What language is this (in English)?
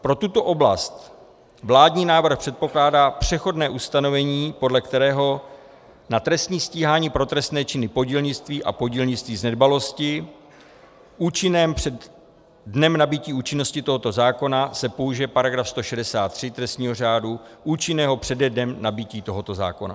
Czech